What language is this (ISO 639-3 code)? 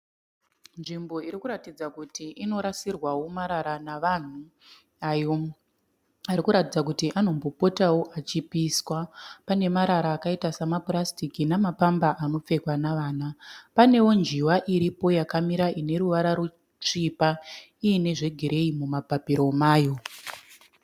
sna